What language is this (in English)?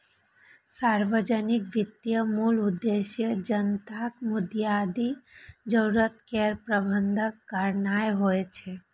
Maithili